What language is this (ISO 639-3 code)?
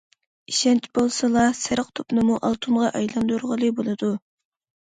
uig